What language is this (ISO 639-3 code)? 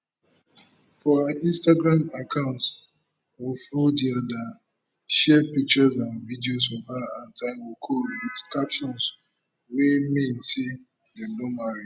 pcm